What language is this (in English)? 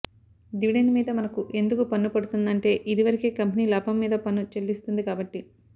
Telugu